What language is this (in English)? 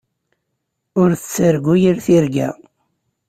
Kabyle